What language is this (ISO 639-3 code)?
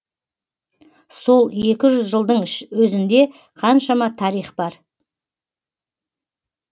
kaz